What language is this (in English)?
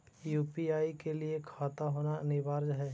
Magahi